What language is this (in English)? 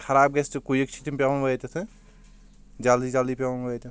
Kashmiri